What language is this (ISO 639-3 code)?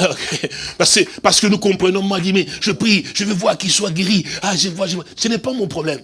fra